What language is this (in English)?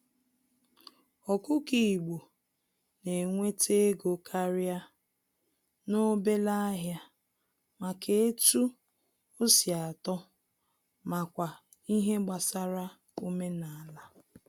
Igbo